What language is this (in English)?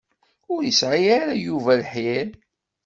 Kabyle